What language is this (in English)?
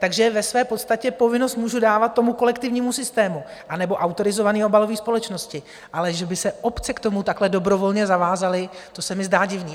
Czech